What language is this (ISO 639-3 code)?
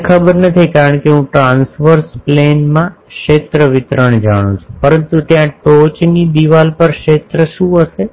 guj